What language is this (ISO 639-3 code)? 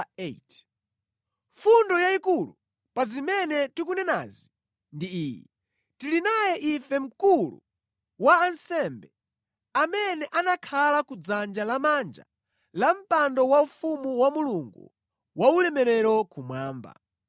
nya